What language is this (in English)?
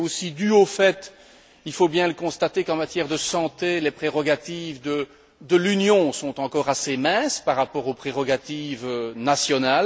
French